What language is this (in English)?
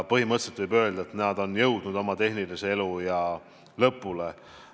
Estonian